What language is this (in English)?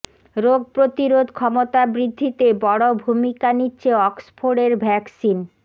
Bangla